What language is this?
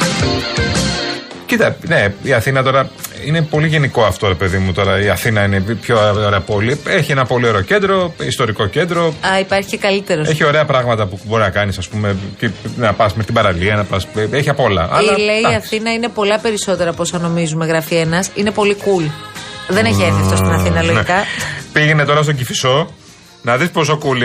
Greek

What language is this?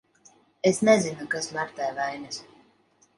Latvian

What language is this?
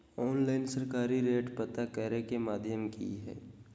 Magahi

